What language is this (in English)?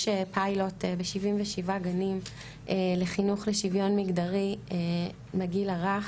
Hebrew